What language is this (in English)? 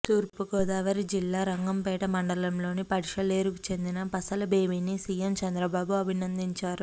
Telugu